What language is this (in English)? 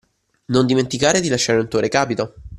Italian